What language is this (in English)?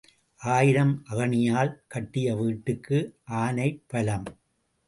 Tamil